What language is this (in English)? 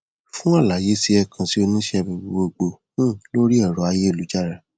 Yoruba